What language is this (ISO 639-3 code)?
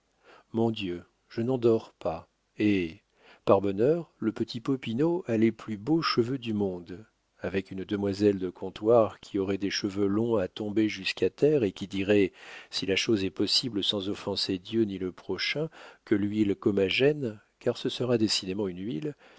fra